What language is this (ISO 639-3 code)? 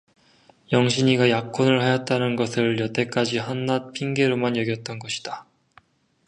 kor